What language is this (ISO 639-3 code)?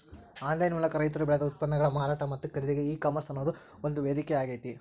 kan